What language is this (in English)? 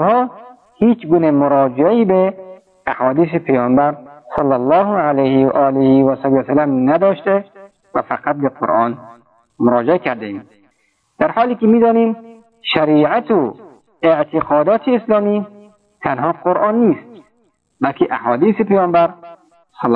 Persian